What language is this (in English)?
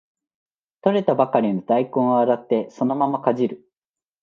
Japanese